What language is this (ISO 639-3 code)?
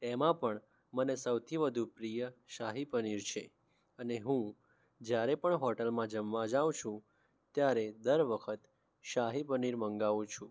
guj